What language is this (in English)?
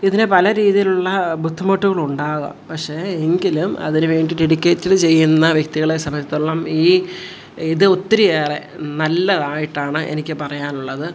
Malayalam